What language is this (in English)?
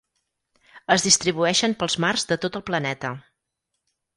Catalan